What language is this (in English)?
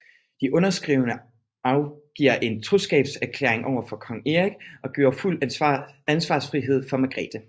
Danish